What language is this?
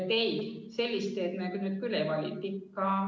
Estonian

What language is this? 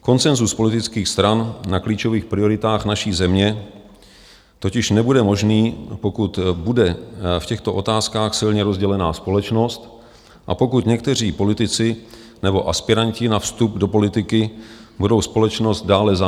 Czech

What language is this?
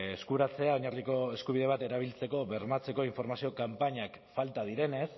Basque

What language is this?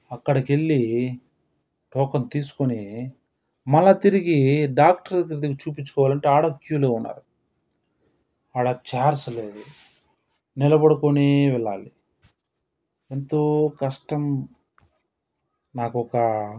Telugu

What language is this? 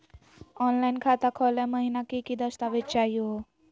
Magahi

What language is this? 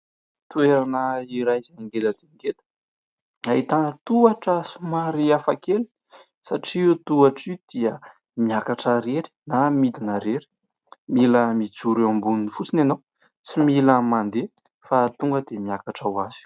Malagasy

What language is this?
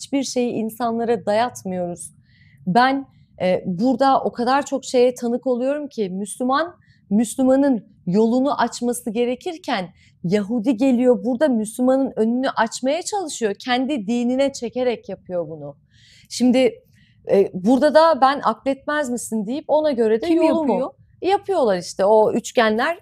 Turkish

